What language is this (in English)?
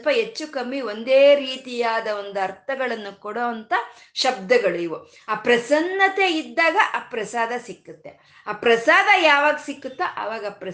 Kannada